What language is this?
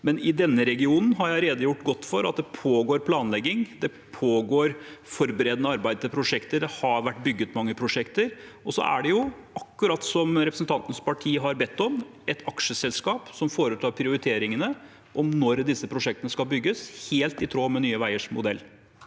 Norwegian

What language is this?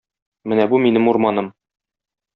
Tatar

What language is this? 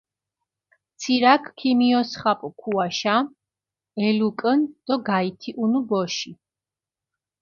Mingrelian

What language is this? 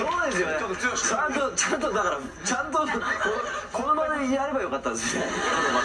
Japanese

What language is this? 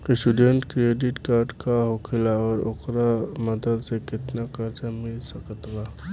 Bhojpuri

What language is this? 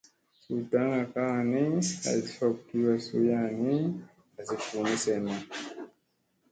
Musey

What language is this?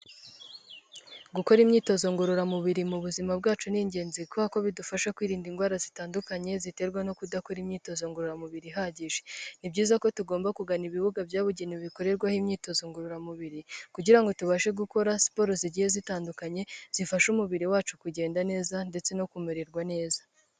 Kinyarwanda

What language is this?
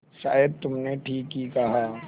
Hindi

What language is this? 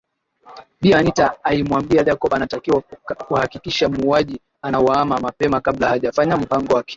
Swahili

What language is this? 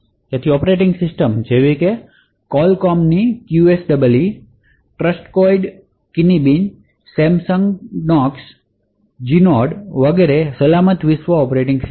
Gujarati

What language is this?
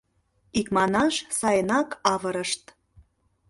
Mari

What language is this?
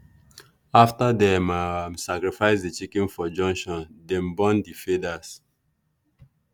Nigerian Pidgin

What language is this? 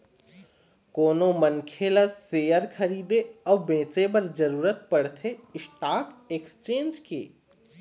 Chhattisgarhi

